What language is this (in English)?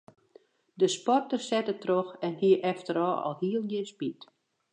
Western Frisian